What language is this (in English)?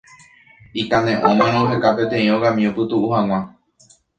Guarani